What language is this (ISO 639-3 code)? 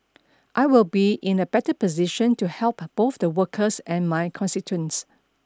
eng